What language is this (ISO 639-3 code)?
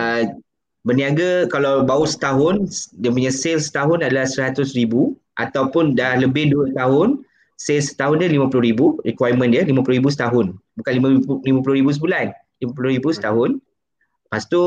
msa